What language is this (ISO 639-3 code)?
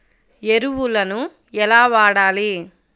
tel